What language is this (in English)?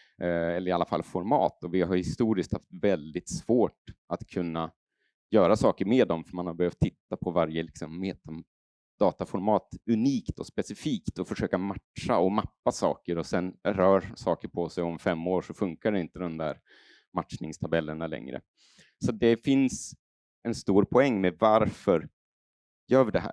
Swedish